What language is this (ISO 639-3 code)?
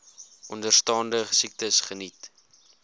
afr